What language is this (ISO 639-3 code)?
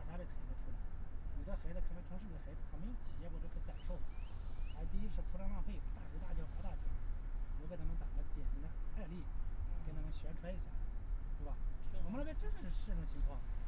zho